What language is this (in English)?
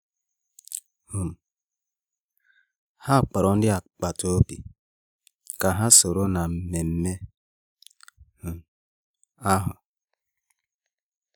Igbo